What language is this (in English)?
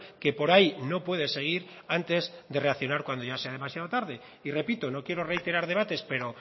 Spanish